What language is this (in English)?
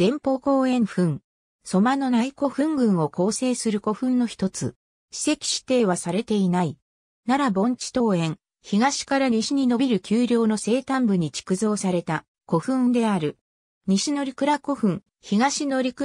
Japanese